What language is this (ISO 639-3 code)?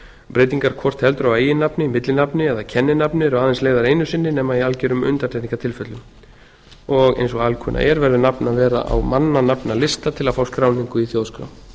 isl